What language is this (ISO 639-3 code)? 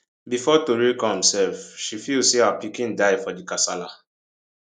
pcm